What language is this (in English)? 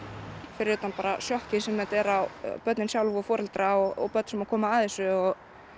Icelandic